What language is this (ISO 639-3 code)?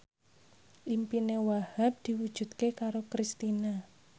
jav